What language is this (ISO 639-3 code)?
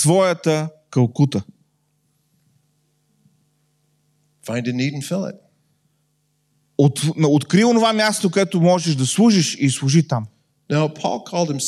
bul